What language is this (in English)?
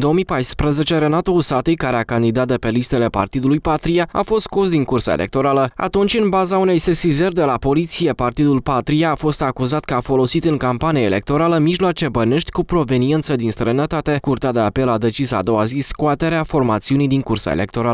Romanian